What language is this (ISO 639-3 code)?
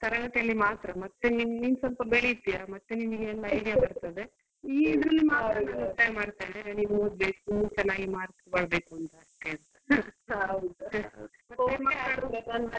kan